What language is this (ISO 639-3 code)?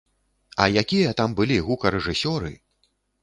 bel